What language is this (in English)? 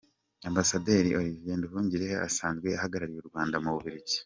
Kinyarwanda